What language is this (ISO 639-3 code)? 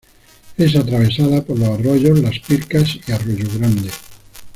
spa